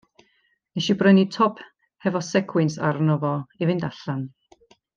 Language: Welsh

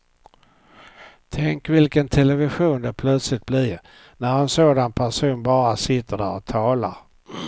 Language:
Swedish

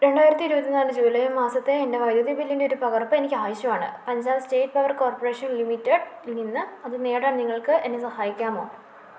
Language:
Malayalam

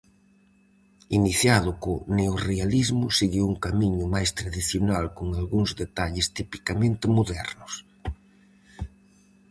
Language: Galician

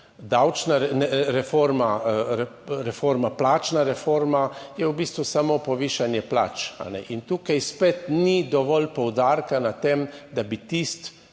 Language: Slovenian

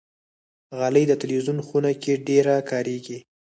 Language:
Pashto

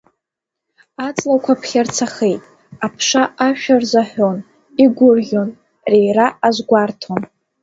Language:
Abkhazian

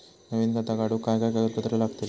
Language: Marathi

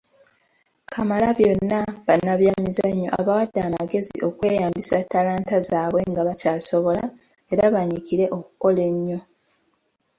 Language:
Ganda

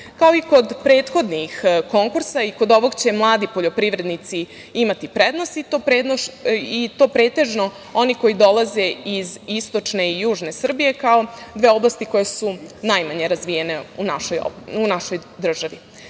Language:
Serbian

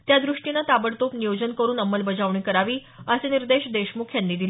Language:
Marathi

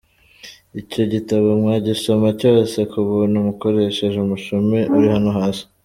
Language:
Kinyarwanda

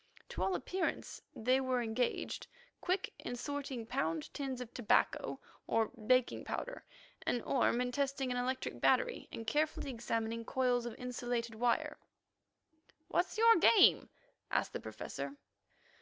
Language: English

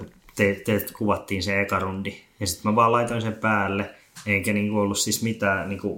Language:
Finnish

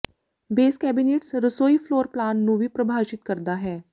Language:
Punjabi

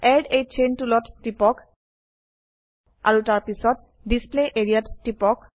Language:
Assamese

